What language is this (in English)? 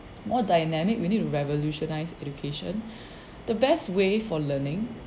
English